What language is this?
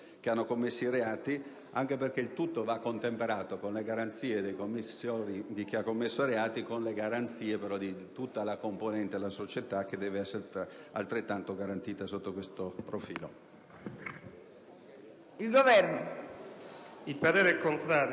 Italian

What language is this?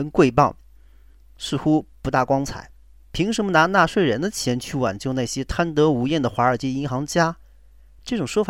Chinese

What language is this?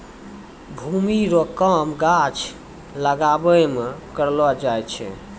Maithili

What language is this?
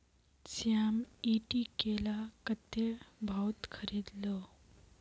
Magahi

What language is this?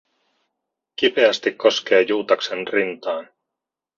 Finnish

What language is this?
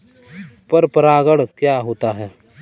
Hindi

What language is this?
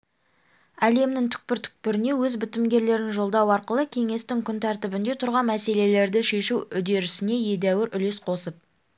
Kazakh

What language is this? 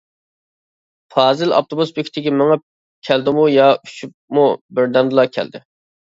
Uyghur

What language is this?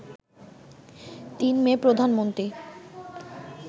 Bangla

